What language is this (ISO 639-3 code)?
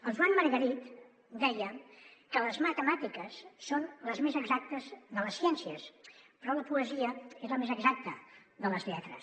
cat